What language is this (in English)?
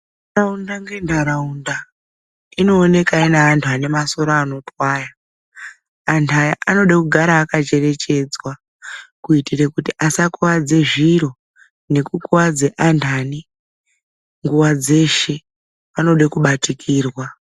Ndau